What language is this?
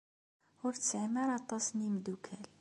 Kabyle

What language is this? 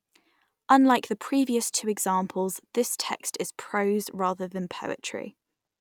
English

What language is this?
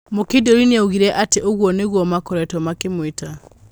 Kikuyu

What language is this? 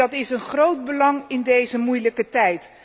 Dutch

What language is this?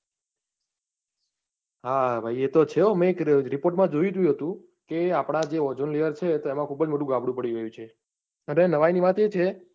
Gujarati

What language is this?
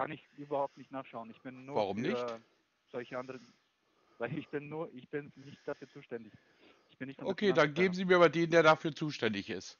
German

